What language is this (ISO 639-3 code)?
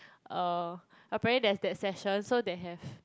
eng